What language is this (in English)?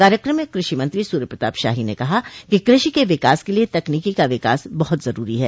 Hindi